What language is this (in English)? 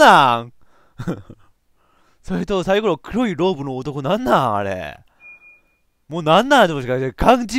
Japanese